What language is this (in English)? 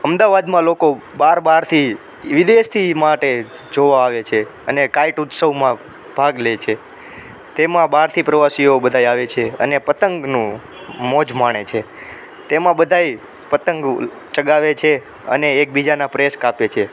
Gujarati